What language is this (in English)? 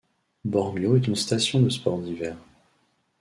French